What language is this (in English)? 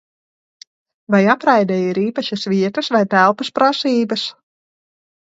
Latvian